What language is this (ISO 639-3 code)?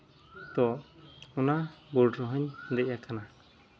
sat